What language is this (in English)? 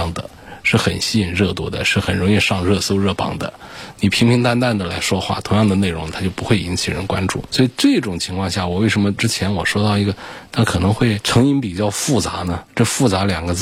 Chinese